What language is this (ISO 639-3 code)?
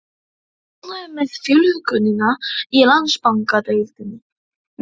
isl